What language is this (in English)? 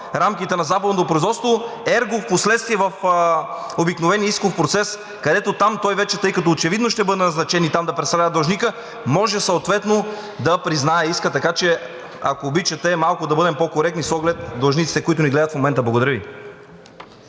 Bulgarian